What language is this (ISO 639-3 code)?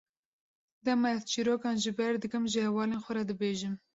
kur